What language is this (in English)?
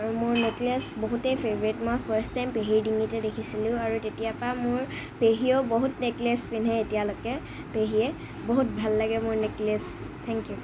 Assamese